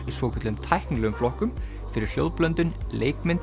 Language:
Icelandic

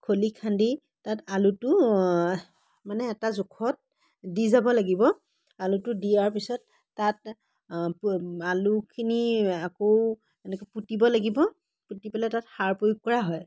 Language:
Assamese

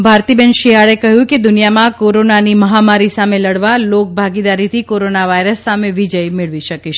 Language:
Gujarati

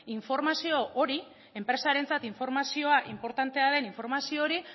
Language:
Basque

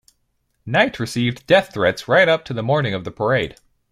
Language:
English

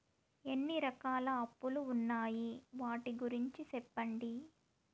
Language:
Telugu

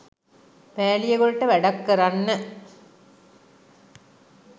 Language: Sinhala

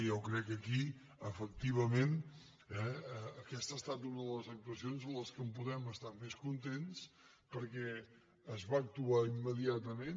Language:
Catalan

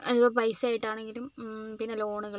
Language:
Malayalam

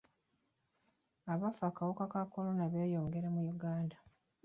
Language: Ganda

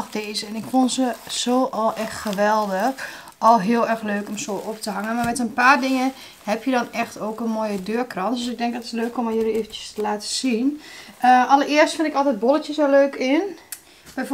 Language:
Dutch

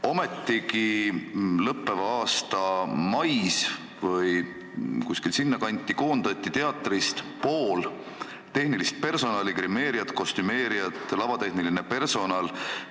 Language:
Estonian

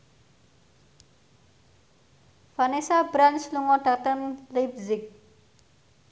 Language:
Javanese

